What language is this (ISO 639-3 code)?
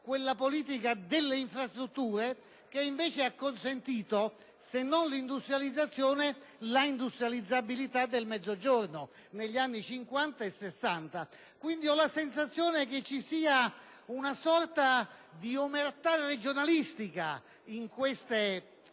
ita